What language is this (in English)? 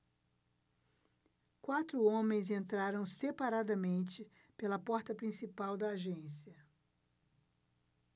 Portuguese